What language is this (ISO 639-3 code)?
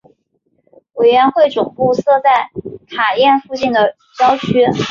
zho